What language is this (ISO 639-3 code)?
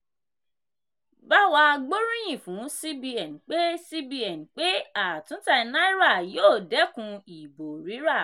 yor